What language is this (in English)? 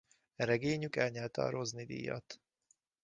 Hungarian